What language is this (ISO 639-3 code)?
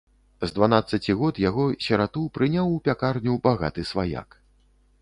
bel